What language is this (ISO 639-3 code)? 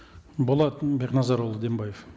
kaz